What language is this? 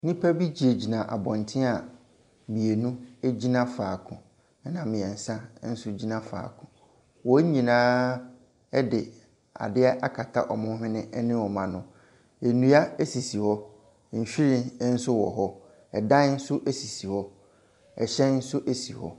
Akan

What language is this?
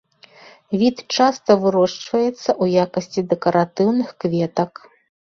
Belarusian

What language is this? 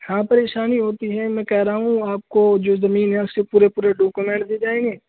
Urdu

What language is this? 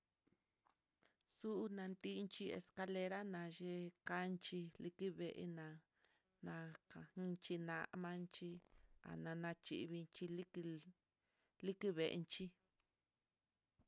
Mitlatongo Mixtec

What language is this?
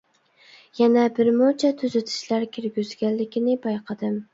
Uyghur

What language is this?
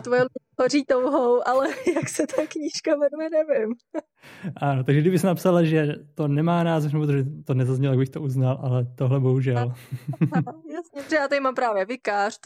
Czech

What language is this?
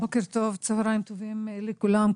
Hebrew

